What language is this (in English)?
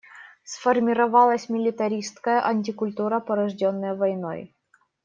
Russian